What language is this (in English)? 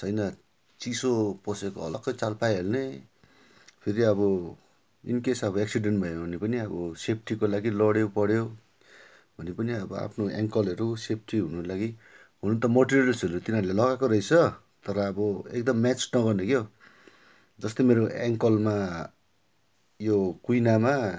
Nepali